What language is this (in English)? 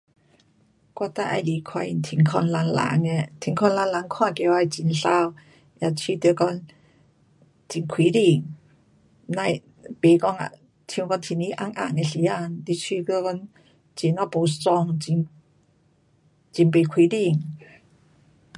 Pu-Xian Chinese